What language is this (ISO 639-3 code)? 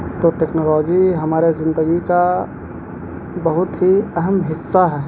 urd